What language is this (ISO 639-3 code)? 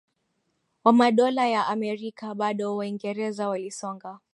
swa